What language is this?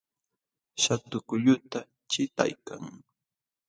Jauja Wanca Quechua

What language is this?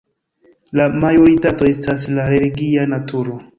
Esperanto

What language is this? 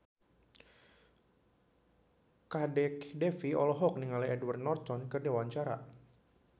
Sundanese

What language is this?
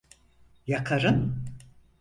Turkish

